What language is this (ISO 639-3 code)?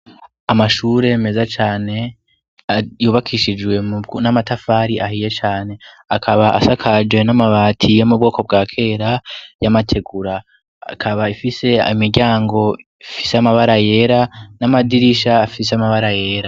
run